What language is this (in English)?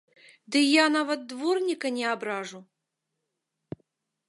Belarusian